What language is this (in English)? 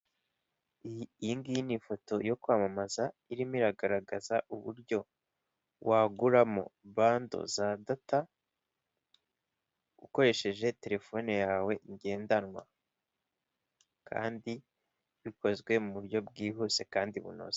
Kinyarwanda